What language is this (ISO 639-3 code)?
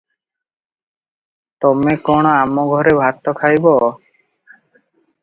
ori